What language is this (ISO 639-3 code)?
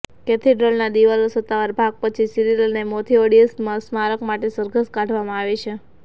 guj